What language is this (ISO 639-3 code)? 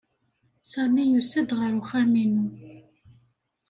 kab